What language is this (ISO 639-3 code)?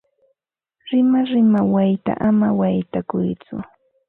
qva